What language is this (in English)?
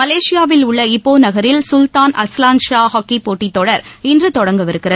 Tamil